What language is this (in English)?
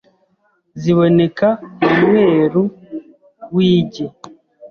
Kinyarwanda